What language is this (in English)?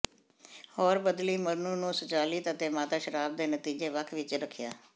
Punjabi